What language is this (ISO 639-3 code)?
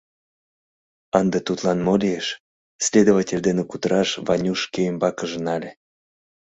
chm